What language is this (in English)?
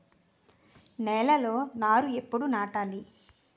Telugu